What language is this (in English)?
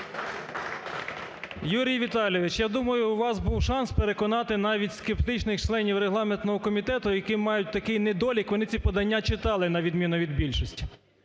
Ukrainian